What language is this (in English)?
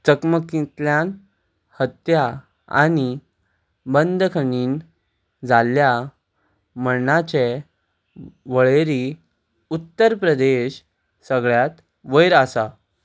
Konkani